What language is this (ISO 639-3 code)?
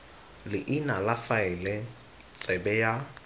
tsn